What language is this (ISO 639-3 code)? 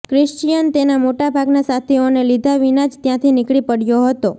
guj